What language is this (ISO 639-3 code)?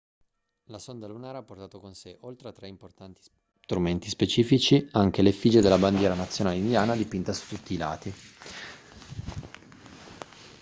ita